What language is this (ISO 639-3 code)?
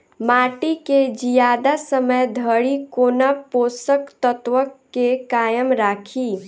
mai